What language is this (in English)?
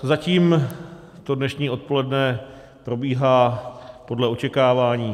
Czech